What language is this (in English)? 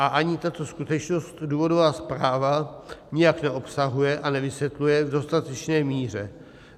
Czech